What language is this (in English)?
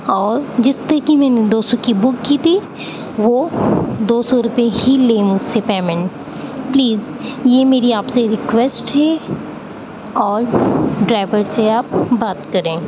Urdu